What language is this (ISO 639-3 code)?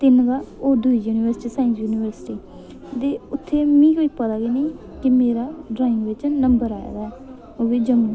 doi